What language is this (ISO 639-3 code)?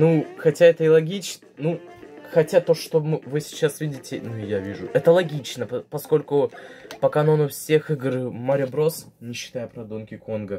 rus